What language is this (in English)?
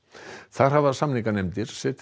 Icelandic